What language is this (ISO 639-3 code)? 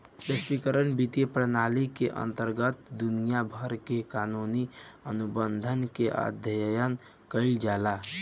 bho